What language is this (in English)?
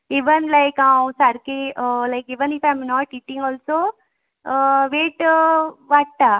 Konkani